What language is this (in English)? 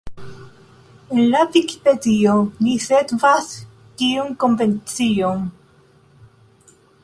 Esperanto